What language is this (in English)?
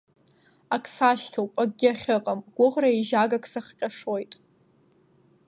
Abkhazian